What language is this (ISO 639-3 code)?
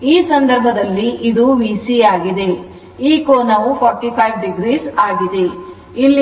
kan